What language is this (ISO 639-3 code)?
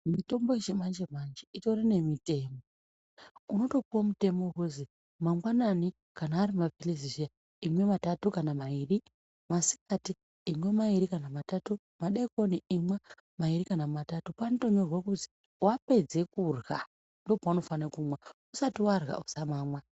ndc